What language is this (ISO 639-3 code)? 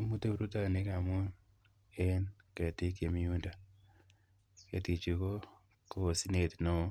kln